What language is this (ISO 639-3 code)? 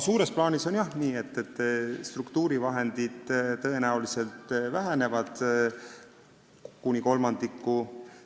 est